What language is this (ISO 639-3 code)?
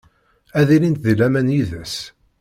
kab